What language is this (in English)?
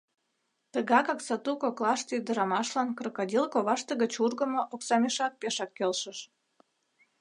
Mari